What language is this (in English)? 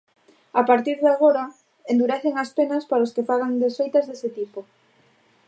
Galician